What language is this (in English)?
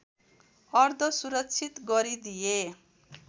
Nepali